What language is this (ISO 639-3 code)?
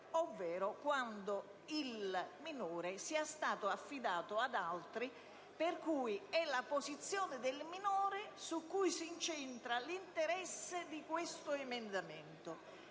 ita